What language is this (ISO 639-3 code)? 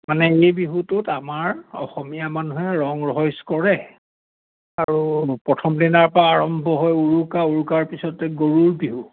asm